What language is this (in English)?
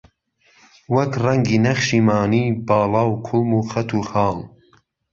Central Kurdish